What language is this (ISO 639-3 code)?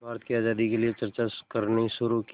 hin